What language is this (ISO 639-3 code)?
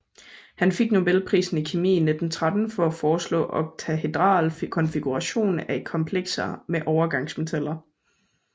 dan